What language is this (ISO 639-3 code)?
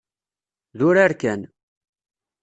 kab